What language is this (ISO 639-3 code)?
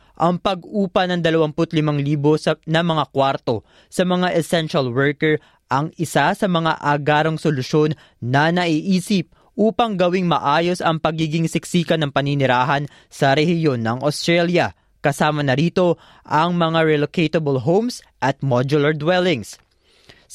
fil